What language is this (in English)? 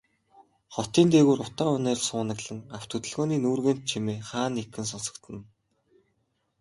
Mongolian